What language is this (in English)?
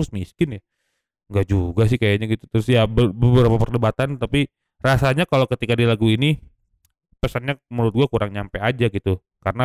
Indonesian